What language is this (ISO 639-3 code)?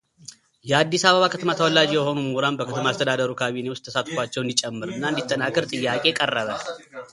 amh